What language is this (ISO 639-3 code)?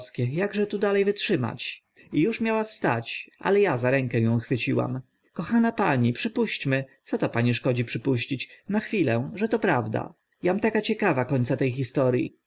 pol